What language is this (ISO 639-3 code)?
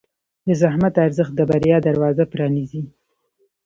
pus